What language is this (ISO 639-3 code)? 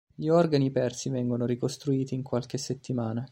ita